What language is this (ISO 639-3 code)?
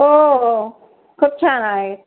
mar